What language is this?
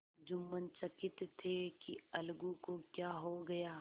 Hindi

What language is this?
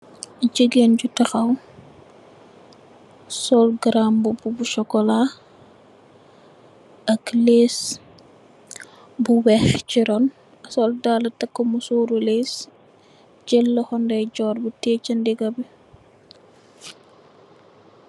Wolof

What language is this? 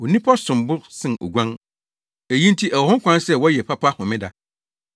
Akan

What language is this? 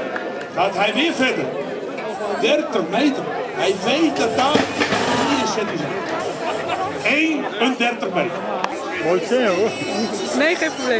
Dutch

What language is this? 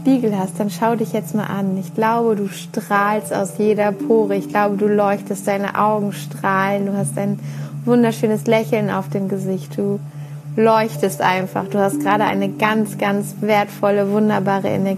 German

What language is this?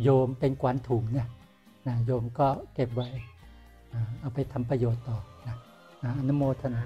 Thai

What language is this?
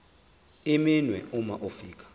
Zulu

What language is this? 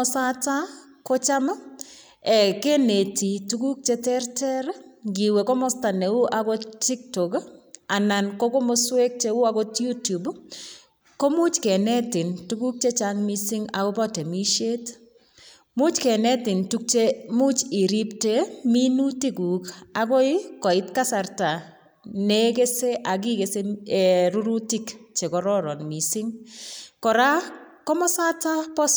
Kalenjin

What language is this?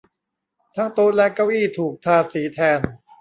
Thai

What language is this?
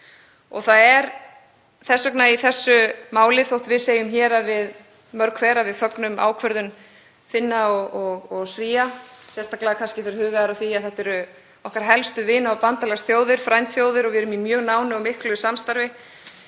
Icelandic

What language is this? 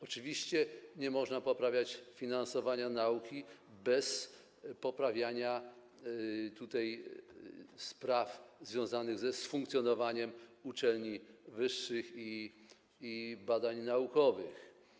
Polish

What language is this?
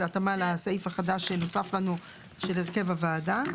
Hebrew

